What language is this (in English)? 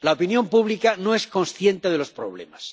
Spanish